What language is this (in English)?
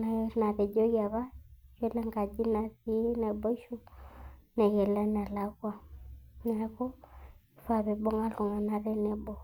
Masai